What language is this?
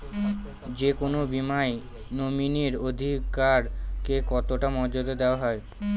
Bangla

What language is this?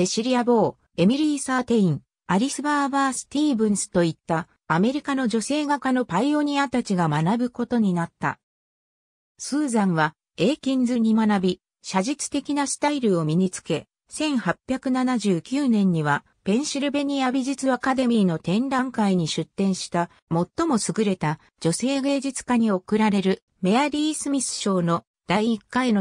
Japanese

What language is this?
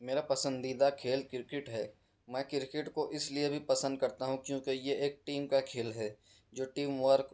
Urdu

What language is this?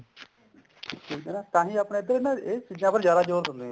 Punjabi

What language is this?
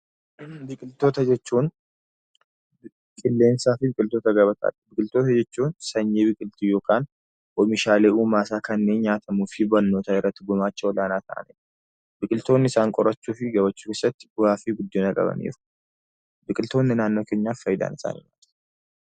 Oromo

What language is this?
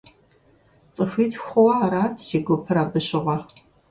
Kabardian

